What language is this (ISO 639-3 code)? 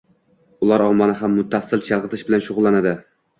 uzb